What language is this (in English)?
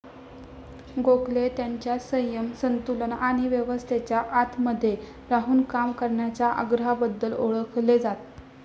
Marathi